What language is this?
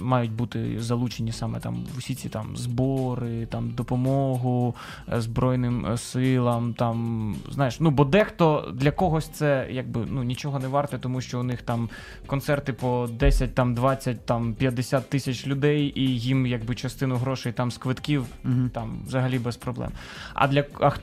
Ukrainian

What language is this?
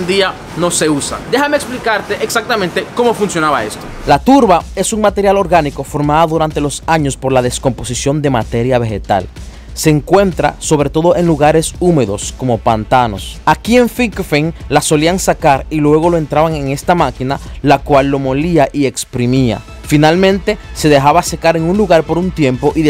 Spanish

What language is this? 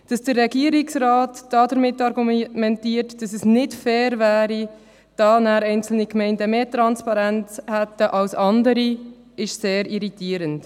Swiss German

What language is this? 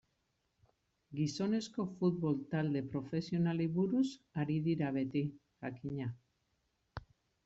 Basque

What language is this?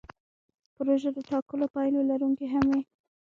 Pashto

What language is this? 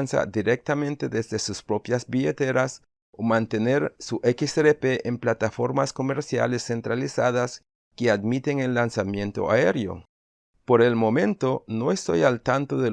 Spanish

